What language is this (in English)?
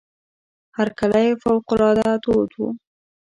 Pashto